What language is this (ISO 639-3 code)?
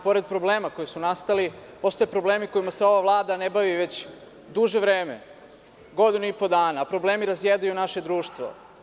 srp